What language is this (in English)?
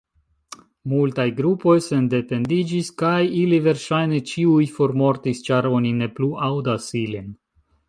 Esperanto